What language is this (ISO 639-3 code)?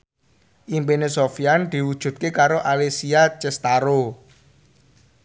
jav